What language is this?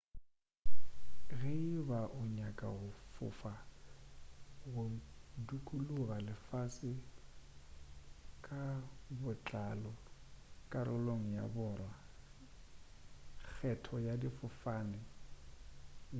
Northern Sotho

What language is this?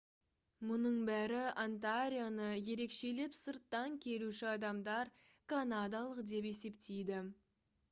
Kazakh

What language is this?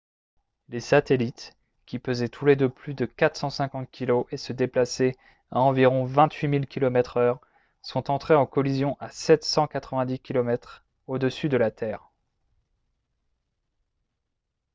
French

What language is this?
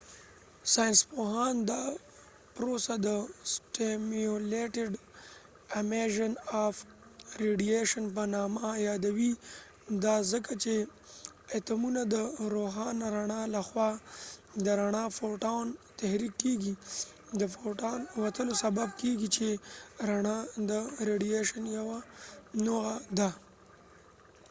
Pashto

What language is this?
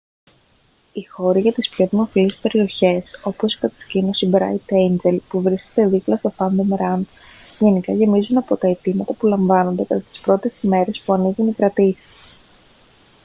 Greek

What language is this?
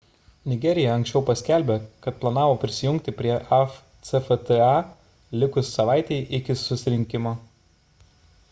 Lithuanian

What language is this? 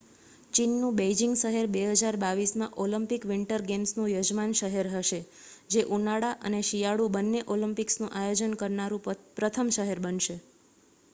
Gujarati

